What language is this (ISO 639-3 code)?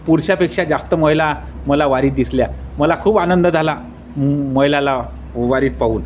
mar